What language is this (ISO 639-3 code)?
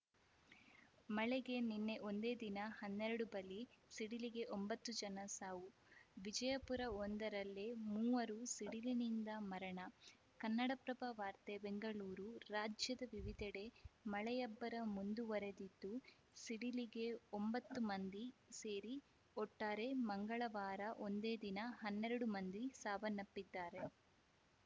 kan